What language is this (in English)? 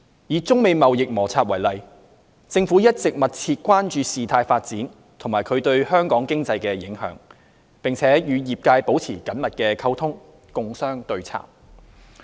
Cantonese